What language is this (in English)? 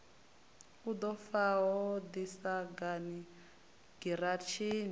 Venda